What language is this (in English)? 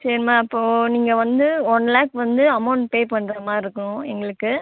Tamil